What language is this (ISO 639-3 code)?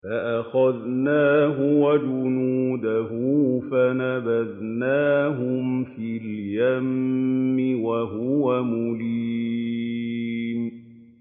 ara